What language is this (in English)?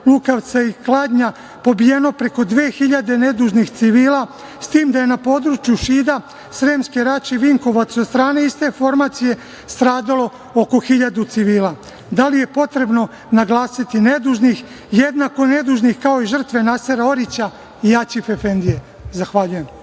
Serbian